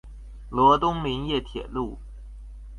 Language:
Chinese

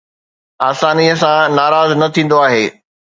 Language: Sindhi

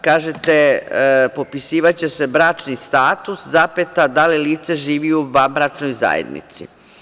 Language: Serbian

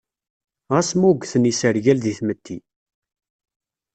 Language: Kabyle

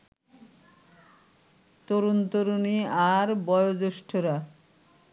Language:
Bangla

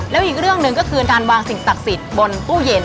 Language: Thai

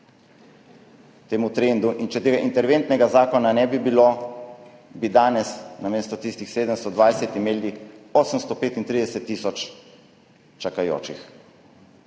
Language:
Slovenian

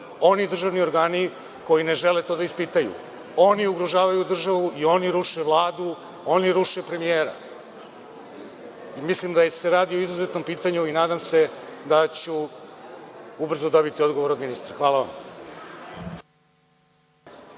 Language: Serbian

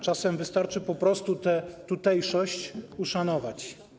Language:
Polish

